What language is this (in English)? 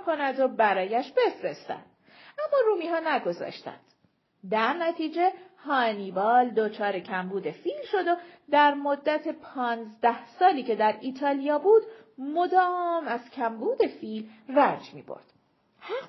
Persian